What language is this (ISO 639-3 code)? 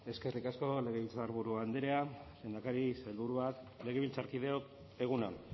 eus